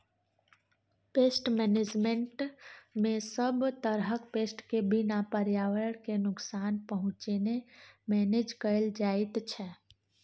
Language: Maithili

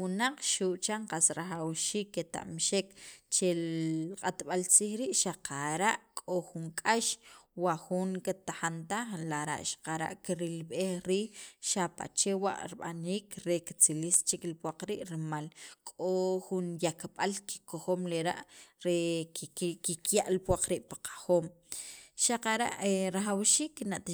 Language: Sacapulteco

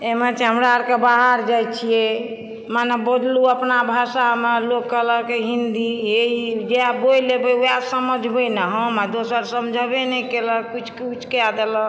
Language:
Maithili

